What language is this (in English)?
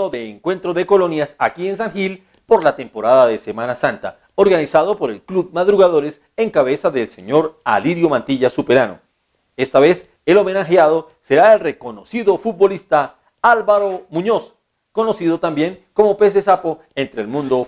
Spanish